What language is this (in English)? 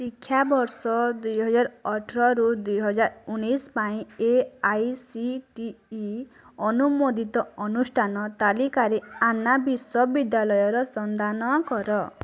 Odia